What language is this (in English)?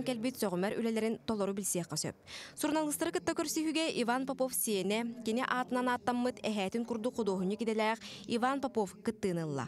Turkish